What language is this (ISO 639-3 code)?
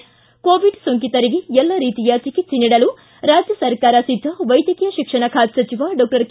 kan